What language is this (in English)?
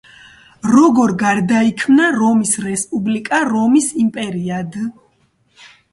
Georgian